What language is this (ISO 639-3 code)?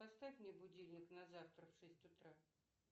rus